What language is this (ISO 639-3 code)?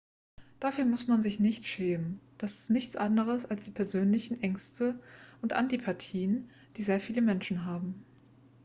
deu